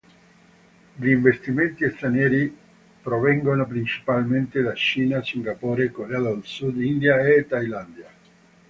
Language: Italian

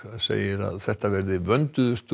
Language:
Icelandic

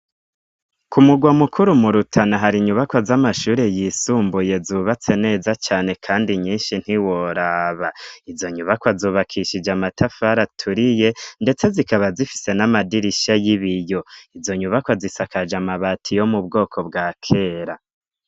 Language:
Rundi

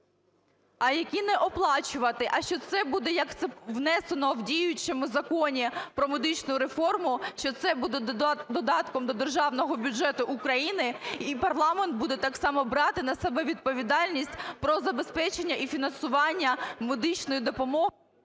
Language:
Ukrainian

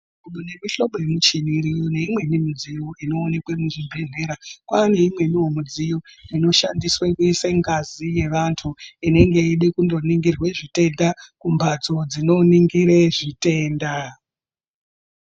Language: Ndau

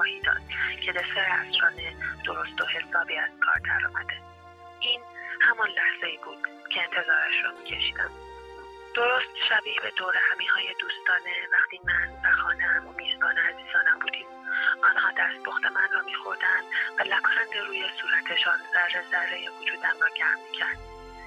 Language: Persian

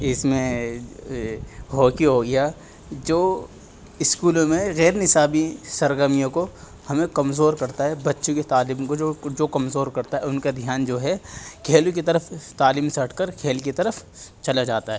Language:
Urdu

